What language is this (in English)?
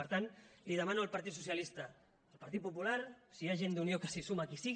Catalan